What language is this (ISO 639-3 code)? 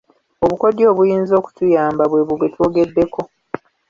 lug